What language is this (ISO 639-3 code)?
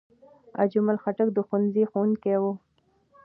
pus